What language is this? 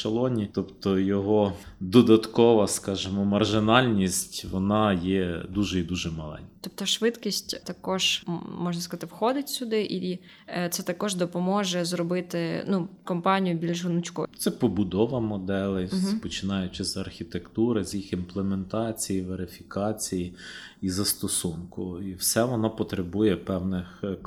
Ukrainian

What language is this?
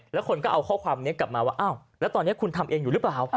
Thai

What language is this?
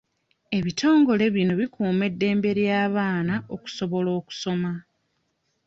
Ganda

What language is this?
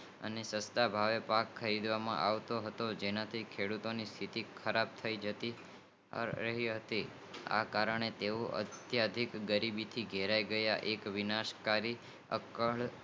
Gujarati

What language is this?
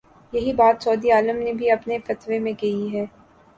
Urdu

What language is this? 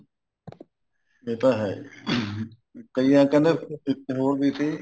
Punjabi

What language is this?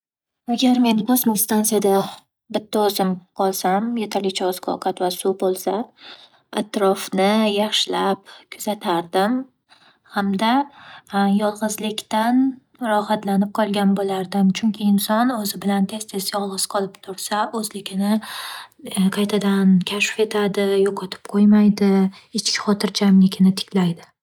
Uzbek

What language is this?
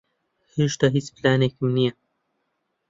Central Kurdish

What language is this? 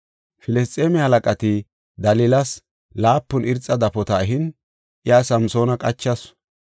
Gofa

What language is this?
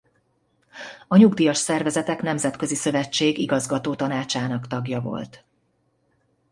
Hungarian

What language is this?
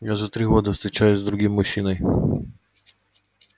Russian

